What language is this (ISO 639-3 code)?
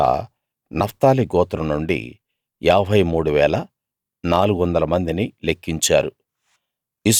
tel